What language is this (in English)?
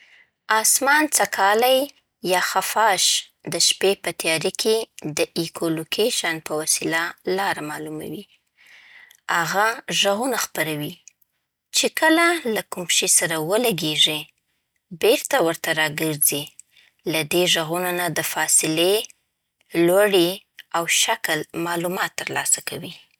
Southern Pashto